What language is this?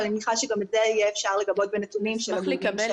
Hebrew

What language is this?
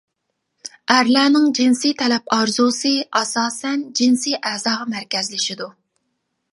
Uyghur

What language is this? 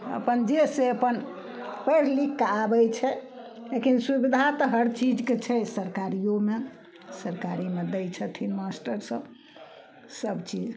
Maithili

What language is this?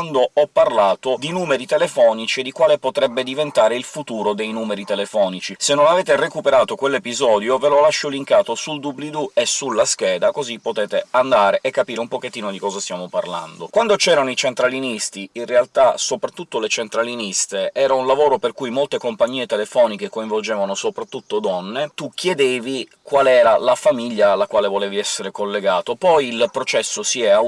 Italian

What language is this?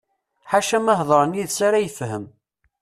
Kabyle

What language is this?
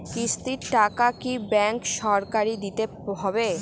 Bangla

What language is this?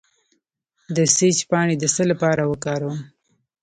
Pashto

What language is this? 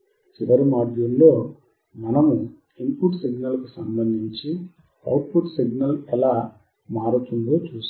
Telugu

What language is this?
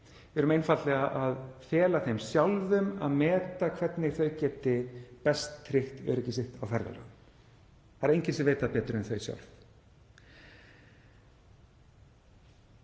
Icelandic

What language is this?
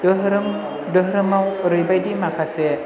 Bodo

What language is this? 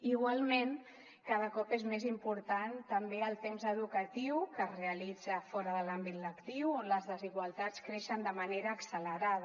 Catalan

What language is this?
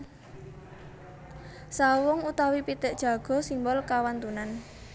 Javanese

